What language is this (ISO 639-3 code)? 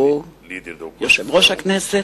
heb